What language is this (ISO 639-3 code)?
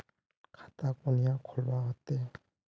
mag